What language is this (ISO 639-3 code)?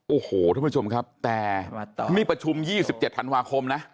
tha